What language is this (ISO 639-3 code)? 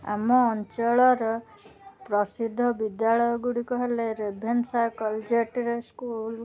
ori